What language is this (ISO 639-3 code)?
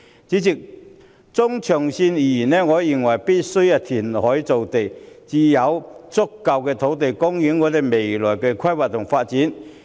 yue